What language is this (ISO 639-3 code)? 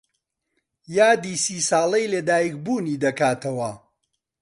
ckb